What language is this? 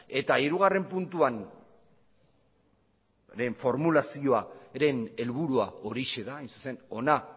Basque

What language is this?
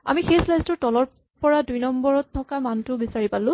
Assamese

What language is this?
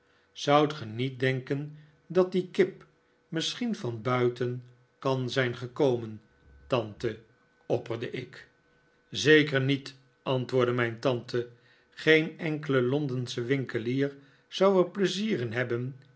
Dutch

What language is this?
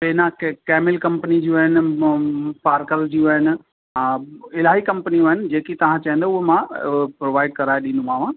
Sindhi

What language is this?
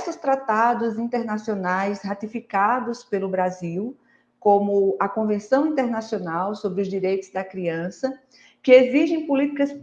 Portuguese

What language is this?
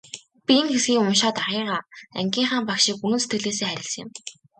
Mongolian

